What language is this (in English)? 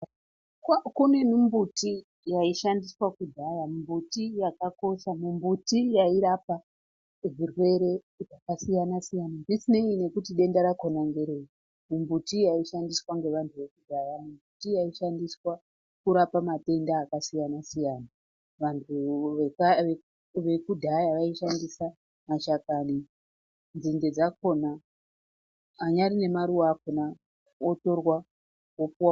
Ndau